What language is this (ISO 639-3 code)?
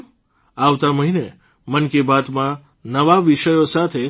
guj